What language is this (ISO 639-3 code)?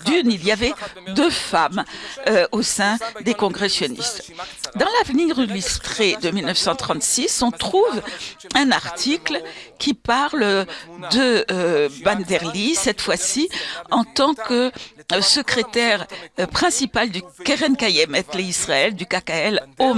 fra